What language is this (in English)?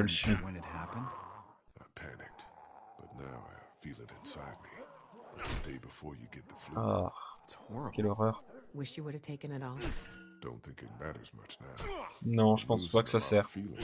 French